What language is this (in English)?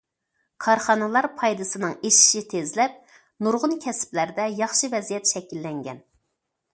Uyghur